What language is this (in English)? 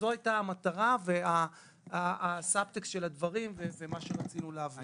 Hebrew